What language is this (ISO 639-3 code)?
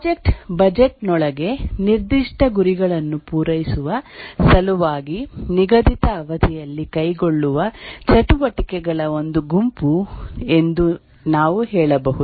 kan